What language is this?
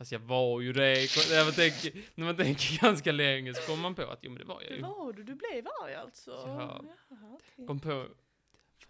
Swedish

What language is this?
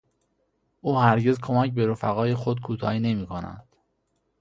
Persian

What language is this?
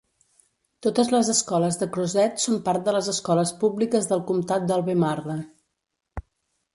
Catalan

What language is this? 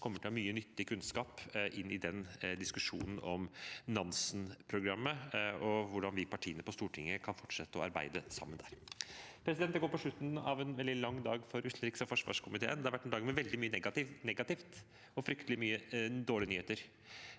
Norwegian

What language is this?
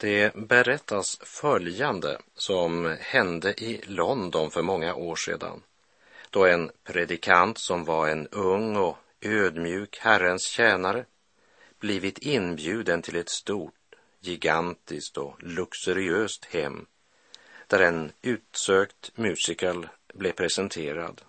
Swedish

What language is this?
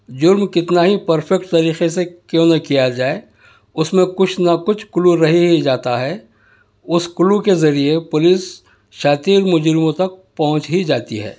Urdu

